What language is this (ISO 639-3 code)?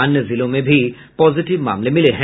hin